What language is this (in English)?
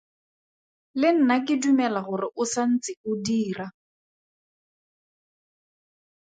Tswana